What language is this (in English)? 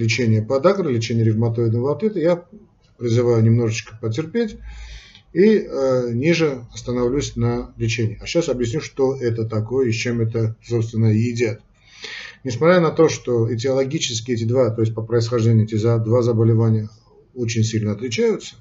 Russian